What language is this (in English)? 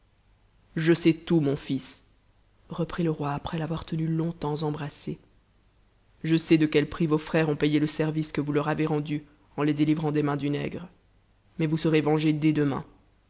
French